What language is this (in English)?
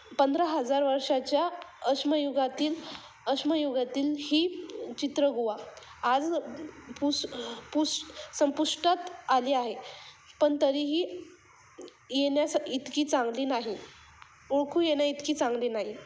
Marathi